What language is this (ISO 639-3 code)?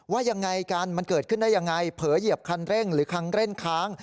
tha